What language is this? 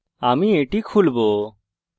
Bangla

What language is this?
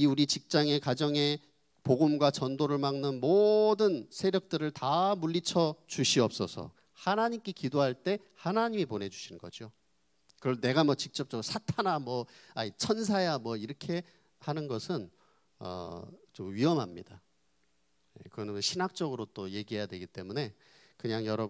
Korean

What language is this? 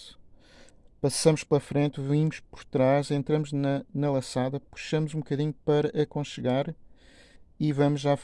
Portuguese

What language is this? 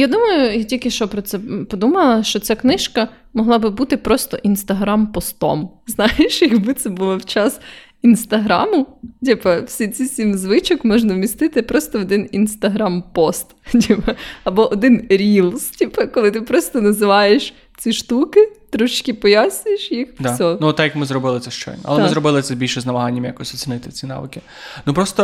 Ukrainian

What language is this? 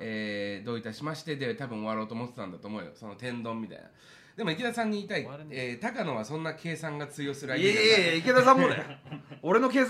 Japanese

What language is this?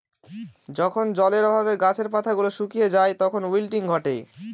Bangla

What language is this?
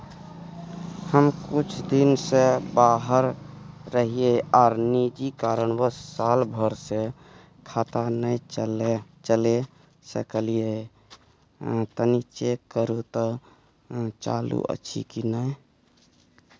Maithili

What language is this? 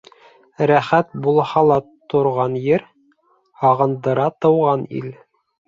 Bashkir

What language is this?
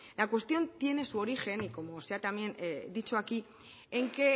Spanish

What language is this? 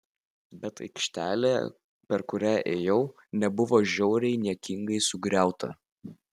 Lithuanian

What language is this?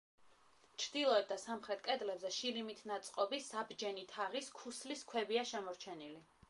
Georgian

